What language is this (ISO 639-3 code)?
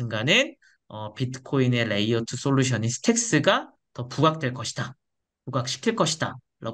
kor